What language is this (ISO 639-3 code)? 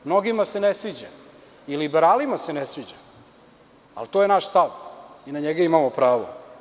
srp